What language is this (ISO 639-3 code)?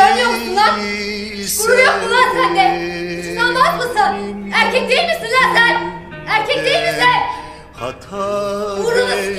tur